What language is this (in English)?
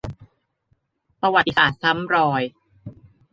Thai